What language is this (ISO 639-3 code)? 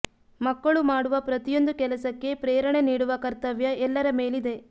kan